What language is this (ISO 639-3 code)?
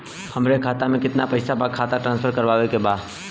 bho